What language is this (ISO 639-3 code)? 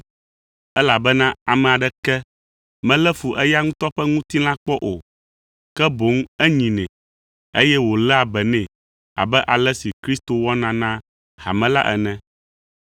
ewe